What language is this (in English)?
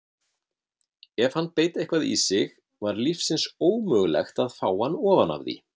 Icelandic